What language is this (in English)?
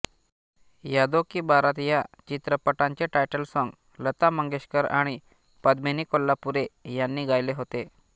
Marathi